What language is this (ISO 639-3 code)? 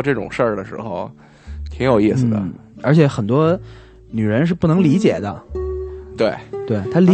zho